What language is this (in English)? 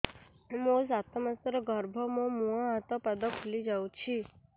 Odia